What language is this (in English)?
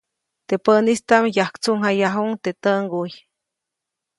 Copainalá Zoque